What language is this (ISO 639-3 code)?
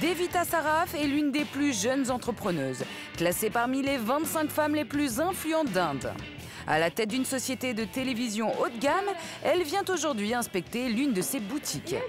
fra